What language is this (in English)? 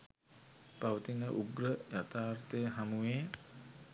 Sinhala